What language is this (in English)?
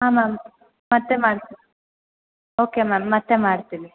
Kannada